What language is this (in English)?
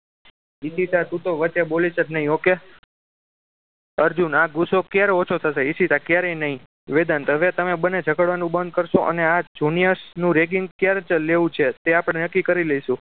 Gujarati